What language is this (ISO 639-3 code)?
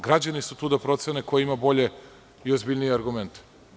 srp